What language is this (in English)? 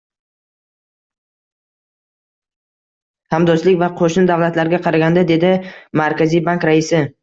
Uzbek